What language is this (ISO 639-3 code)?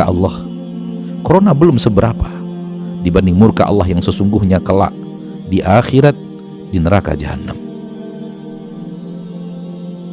ind